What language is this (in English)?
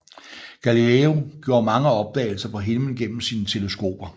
Danish